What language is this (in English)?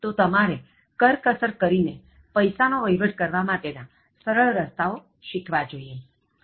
Gujarati